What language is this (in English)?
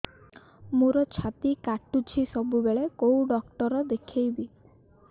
Odia